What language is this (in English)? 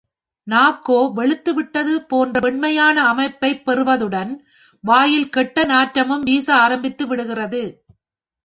Tamil